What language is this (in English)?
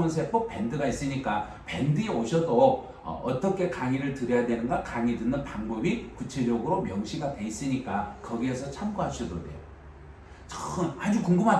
Korean